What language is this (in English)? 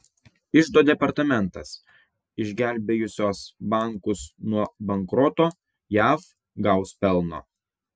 Lithuanian